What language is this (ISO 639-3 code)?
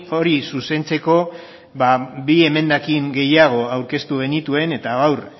eus